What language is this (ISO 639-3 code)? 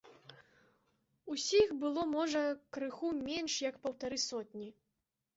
bel